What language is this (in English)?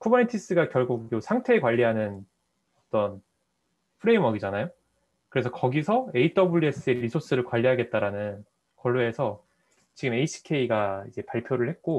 Korean